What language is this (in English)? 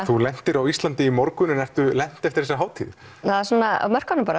Icelandic